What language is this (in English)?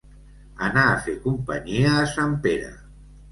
Catalan